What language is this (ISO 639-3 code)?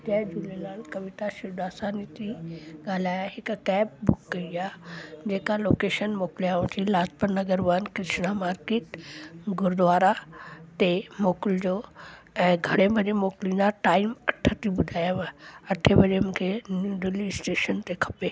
snd